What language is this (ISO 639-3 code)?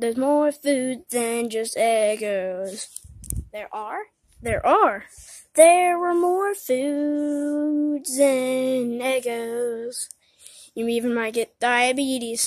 eng